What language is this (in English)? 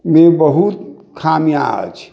Maithili